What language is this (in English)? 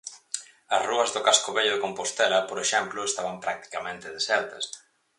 Galician